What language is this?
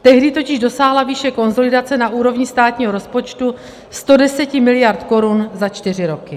Czech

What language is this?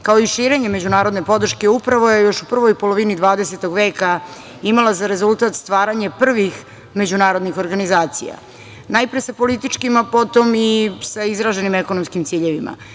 Serbian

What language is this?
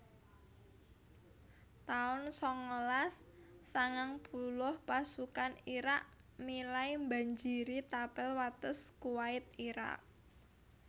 Javanese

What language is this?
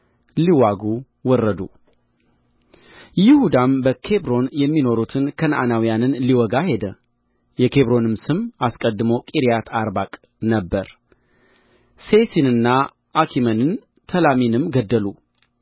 Amharic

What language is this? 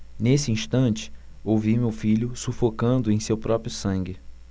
Portuguese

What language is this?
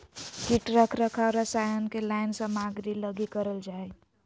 Magahi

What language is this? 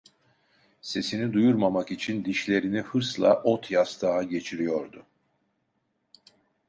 Turkish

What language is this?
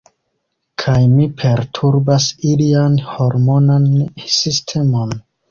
Esperanto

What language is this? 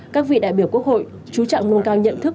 Vietnamese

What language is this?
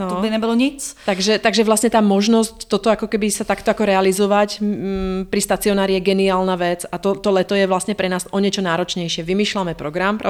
Czech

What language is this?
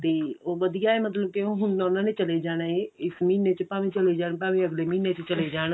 Punjabi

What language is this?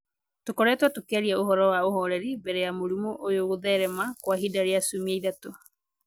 Kikuyu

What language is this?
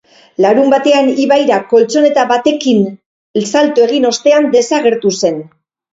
Basque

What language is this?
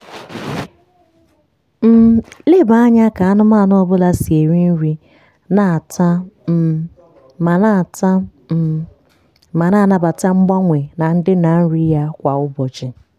Igbo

